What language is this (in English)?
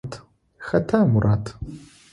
Adyghe